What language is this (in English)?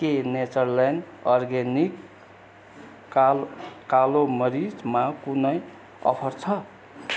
Nepali